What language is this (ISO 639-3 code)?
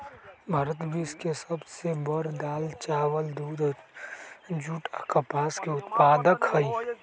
mag